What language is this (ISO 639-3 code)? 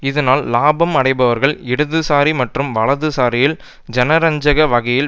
tam